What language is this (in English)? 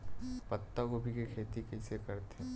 Chhattisgarhi